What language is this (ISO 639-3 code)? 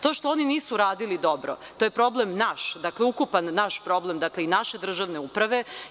srp